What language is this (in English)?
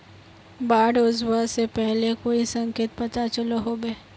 Magahi